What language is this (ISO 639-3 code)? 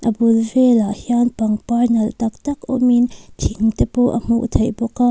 lus